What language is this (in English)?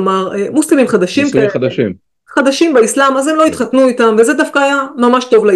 Hebrew